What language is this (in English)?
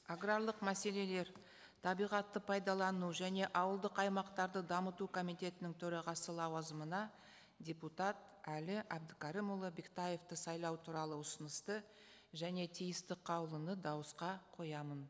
Kazakh